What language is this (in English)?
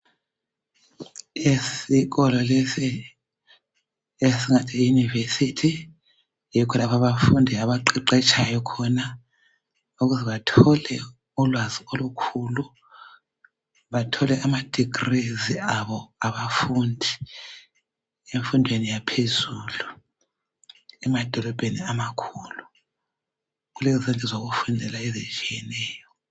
North Ndebele